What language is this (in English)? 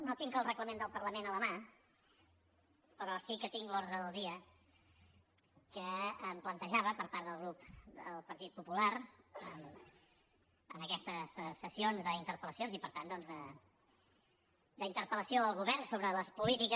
Catalan